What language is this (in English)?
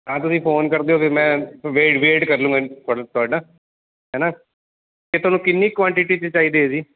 Punjabi